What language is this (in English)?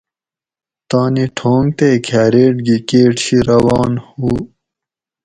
Gawri